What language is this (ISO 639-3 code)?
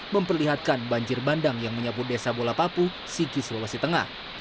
ind